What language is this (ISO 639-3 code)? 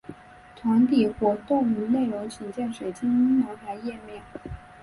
zho